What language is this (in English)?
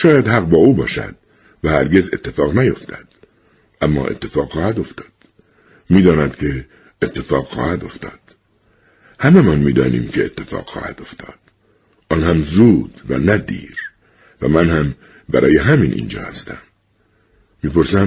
Persian